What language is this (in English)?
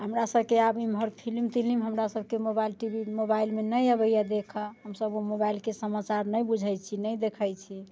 Maithili